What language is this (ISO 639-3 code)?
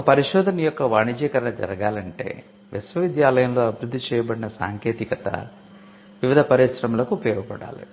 tel